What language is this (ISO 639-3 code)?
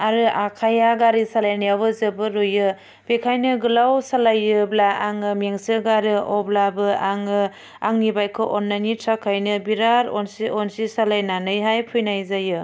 brx